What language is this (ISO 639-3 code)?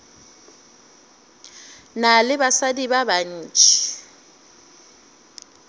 nso